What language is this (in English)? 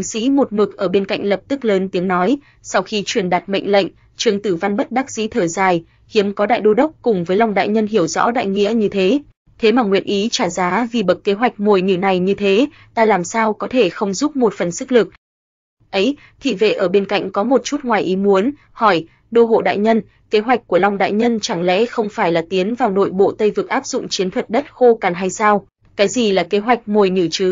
Vietnamese